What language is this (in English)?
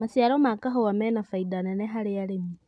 Kikuyu